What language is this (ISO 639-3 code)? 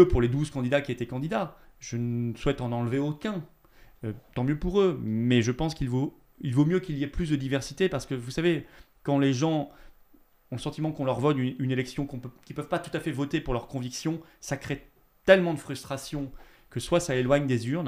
fra